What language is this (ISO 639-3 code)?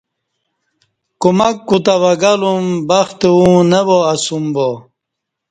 bsh